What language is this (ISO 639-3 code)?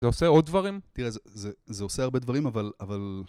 heb